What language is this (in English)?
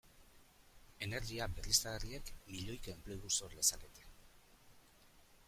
Basque